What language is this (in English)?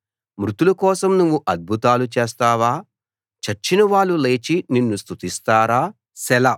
Telugu